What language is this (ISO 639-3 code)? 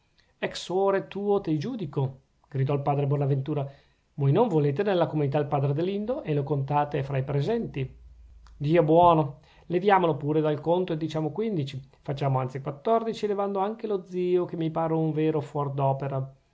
ita